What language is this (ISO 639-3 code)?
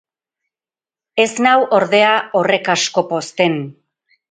eus